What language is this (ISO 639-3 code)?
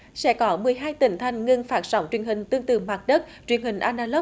vie